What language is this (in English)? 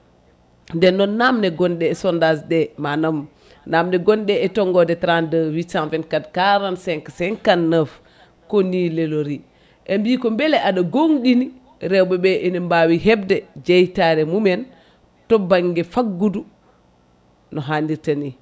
Fula